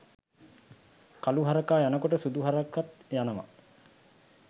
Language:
Sinhala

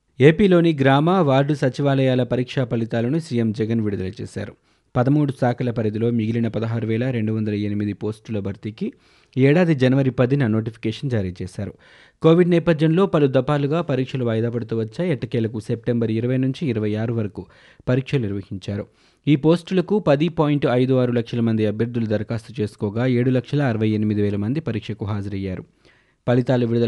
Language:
Telugu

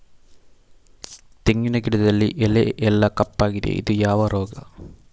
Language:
Kannada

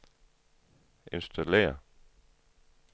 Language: Danish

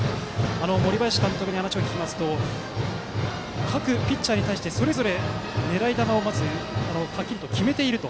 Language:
Japanese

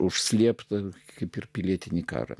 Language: Lithuanian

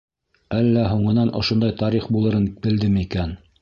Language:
Bashkir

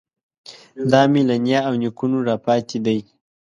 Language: Pashto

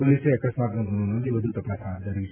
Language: Gujarati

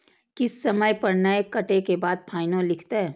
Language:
Maithili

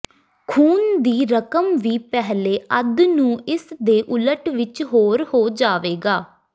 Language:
Punjabi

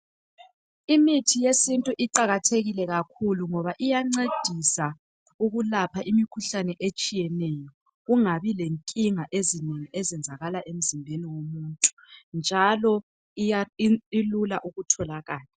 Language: North Ndebele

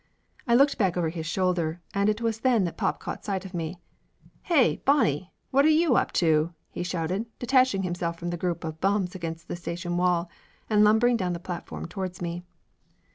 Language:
English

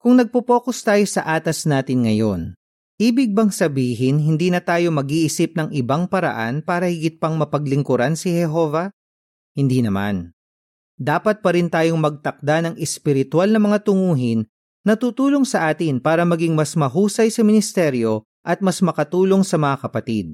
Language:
Filipino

